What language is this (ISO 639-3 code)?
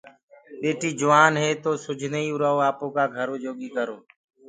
ggg